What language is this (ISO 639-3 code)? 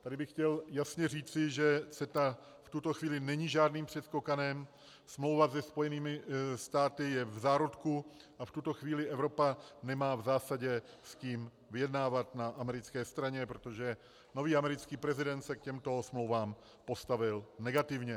ces